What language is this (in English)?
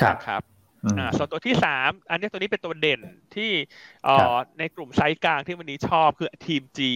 Thai